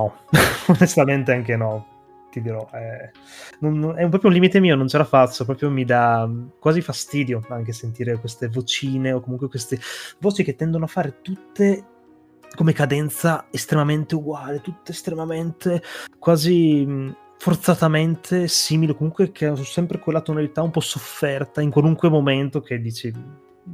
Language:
Italian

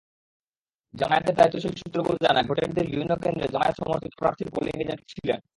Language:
Bangla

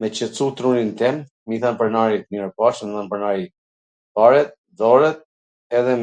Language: Gheg Albanian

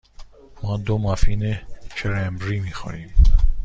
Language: Persian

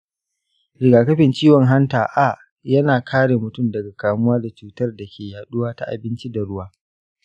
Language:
Hausa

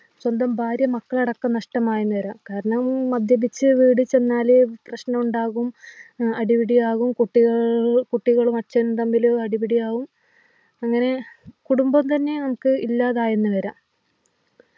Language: Malayalam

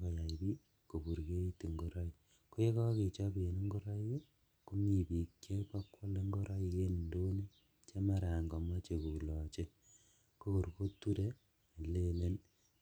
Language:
Kalenjin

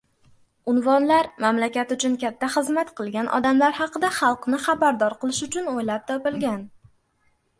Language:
Uzbek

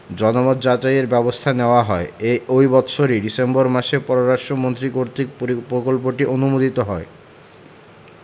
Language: Bangla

